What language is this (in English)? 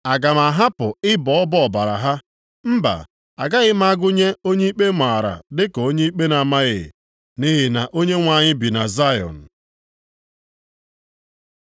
Igbo